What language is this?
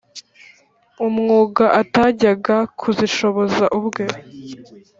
Kinyarwanda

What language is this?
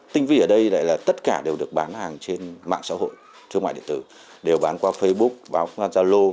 Vietnamese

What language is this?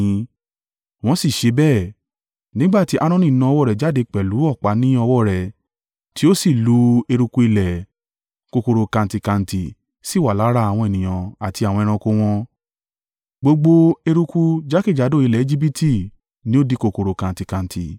Yoruba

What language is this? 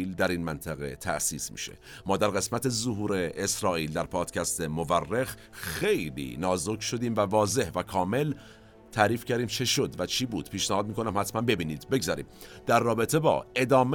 Persian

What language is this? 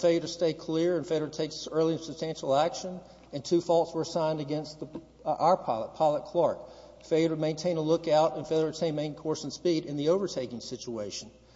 English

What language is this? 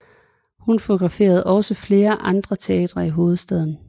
Danish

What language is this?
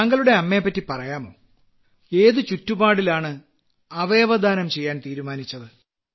Malayalam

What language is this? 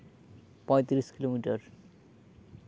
Santali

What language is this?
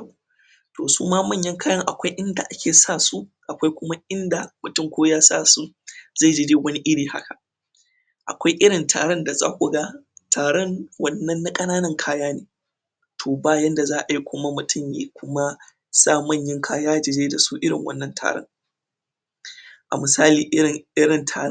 Hausa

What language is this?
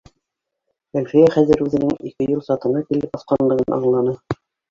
Bashkir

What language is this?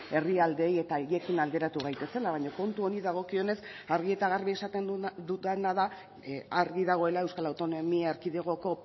Basque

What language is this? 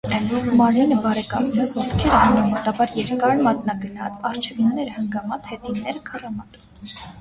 Armenian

